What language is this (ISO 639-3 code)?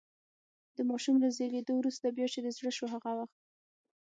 pus